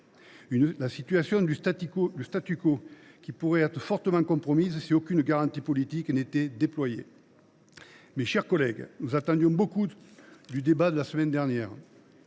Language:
French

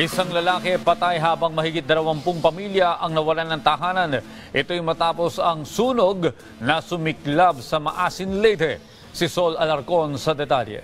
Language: Filipino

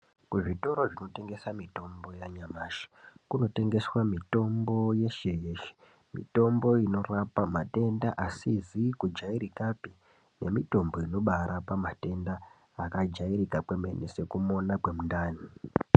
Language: Ndau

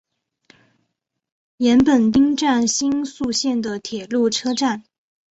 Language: Chinese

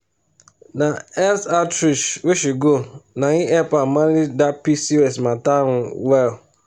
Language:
Nigerian Pidgin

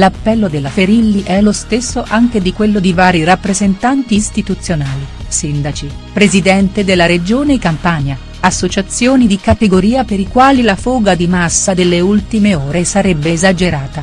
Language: Italian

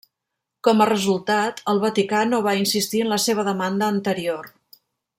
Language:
Catalan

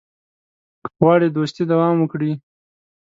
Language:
Pashto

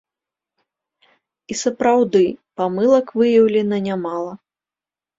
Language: Belarusian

